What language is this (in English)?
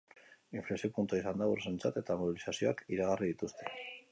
Basque